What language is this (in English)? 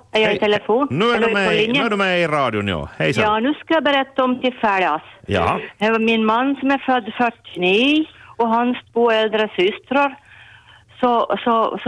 Swedish